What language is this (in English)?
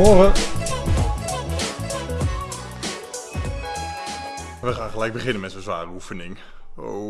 Dutch